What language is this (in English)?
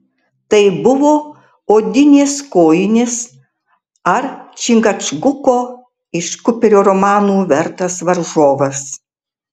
Lithuanian